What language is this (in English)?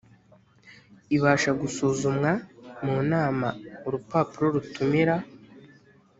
Kinyarwanda